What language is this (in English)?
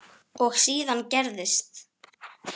Icelandic